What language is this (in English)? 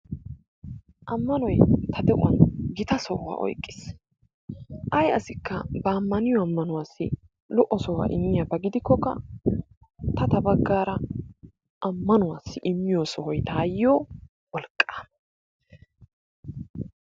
Wolaytta